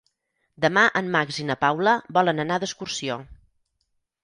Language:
Catalan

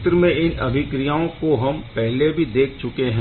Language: Hindi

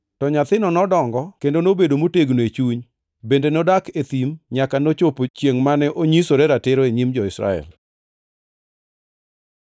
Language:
Luo (Kenya and Tanzania)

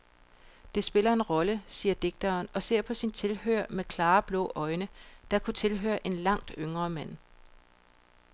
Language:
Danish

